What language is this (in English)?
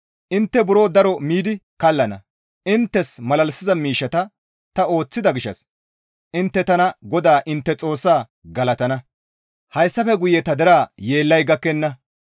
Gamo